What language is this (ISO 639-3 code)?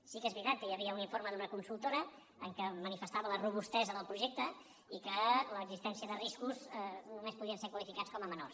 cat